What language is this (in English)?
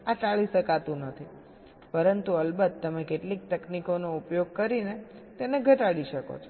Gujarati